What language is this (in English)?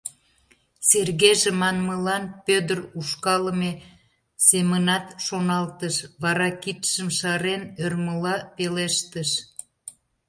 Mari